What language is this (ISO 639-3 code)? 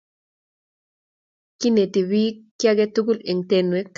kln